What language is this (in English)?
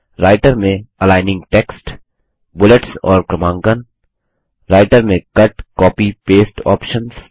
Hindi